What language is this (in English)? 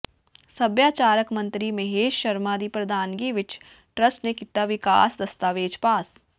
Punjabi